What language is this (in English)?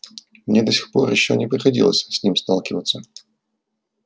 Russian